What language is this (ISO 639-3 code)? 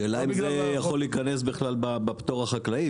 heb